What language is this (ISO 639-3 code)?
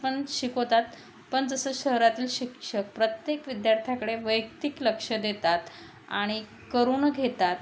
mar